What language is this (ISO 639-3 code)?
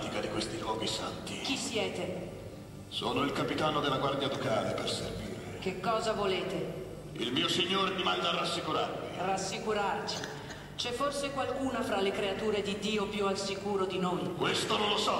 ita